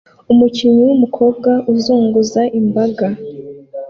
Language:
Kinyarwanda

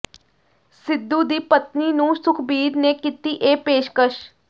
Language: Punjabi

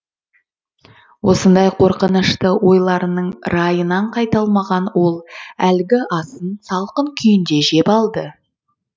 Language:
Kazakh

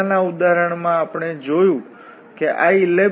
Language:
Gujarati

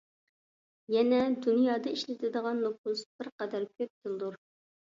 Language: Uyghur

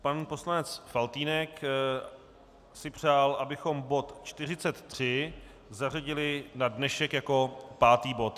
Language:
Czech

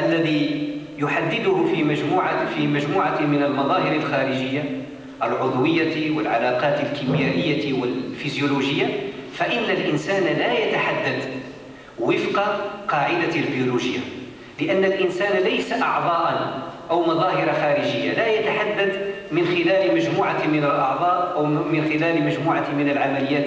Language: Arabic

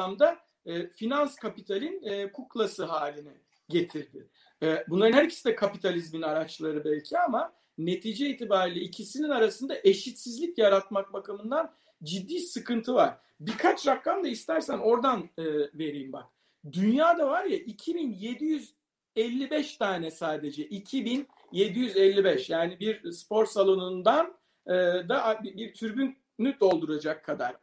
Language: Turkish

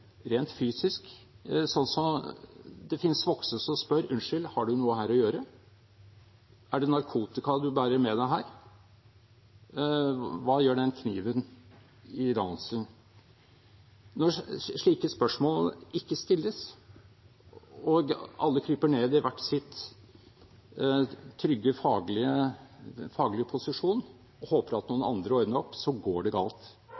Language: Norwegian Bokmål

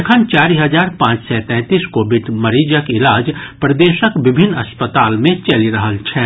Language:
Maithili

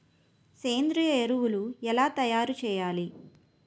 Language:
Telugu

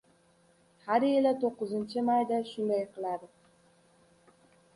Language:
Uzbek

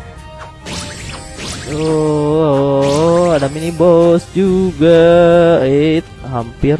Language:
Indonesian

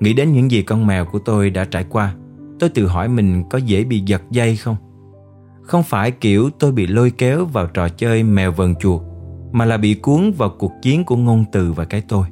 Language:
Vietnamese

